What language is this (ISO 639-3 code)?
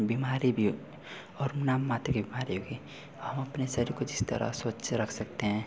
hin